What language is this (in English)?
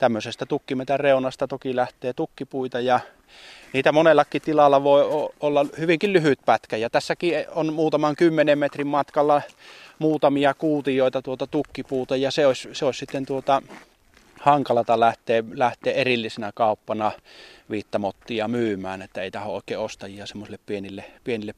Finnish